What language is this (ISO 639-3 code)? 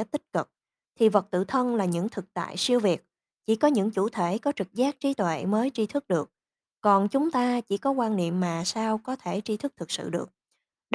vie